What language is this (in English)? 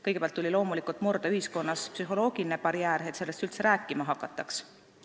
Estonian